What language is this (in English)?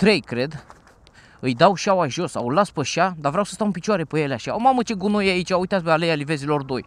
Romanian